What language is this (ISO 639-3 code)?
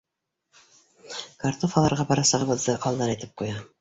bak